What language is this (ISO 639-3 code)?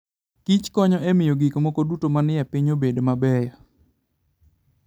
luo